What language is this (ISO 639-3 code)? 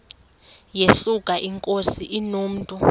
xho